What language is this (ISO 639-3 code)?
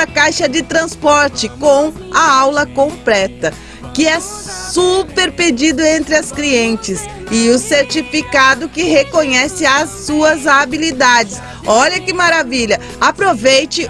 por